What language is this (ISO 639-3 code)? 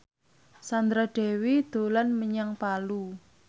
jav